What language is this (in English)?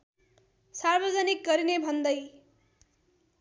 Nepali